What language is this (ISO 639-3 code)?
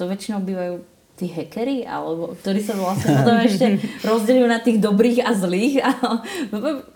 slk